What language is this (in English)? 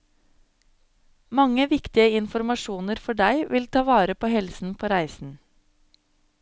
Norwegian